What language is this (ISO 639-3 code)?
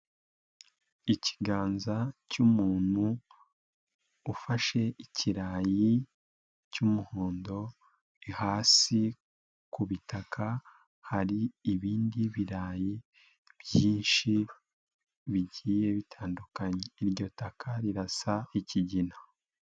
kin